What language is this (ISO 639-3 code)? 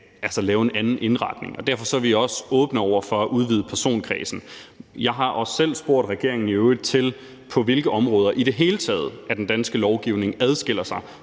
dan